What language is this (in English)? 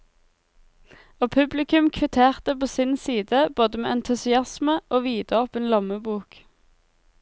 Norwegian